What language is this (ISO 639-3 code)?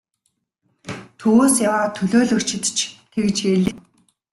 mon